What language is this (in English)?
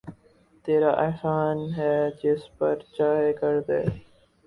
Urdu